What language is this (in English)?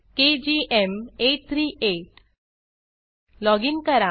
Marathi